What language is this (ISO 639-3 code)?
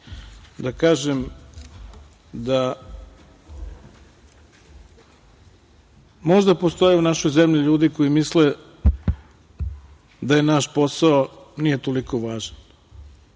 srp